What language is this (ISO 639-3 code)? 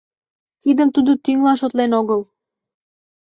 chm